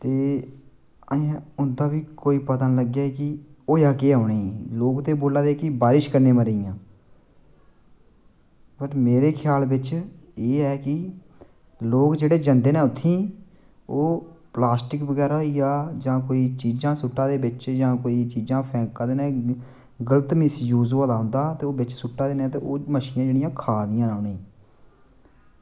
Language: Dogri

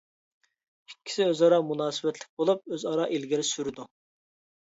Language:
Uyghur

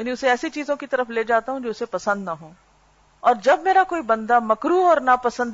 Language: Urdu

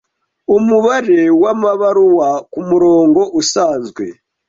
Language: Kinyarwanda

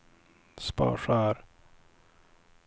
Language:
Swedish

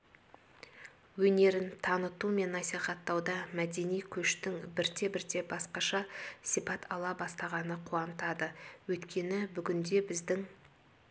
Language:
Kazakh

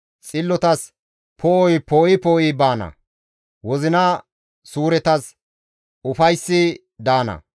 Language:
Gamo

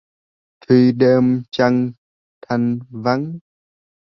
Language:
Vietnamese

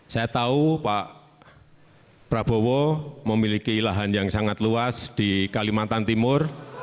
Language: Indonesian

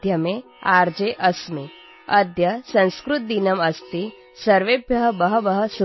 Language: Assamese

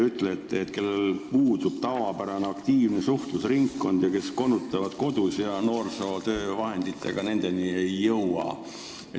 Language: Estonian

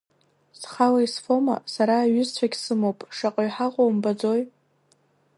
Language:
Abkhazian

